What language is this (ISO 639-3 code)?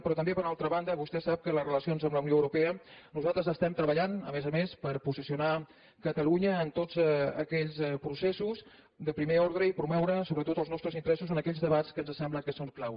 cat